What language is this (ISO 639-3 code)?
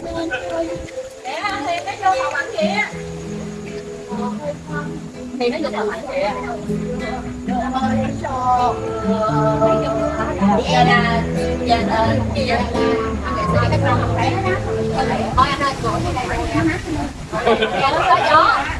vie